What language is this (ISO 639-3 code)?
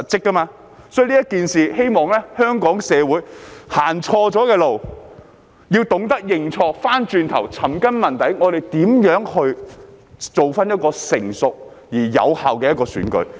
yue